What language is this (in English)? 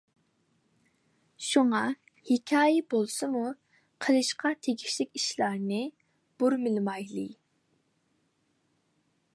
Uyghur